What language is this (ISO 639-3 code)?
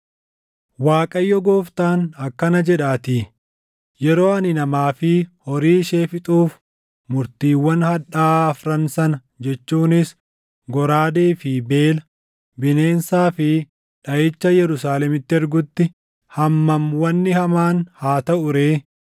orm